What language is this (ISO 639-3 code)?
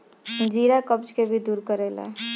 bho